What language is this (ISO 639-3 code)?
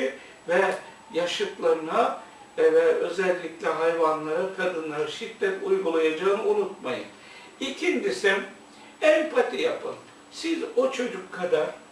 tur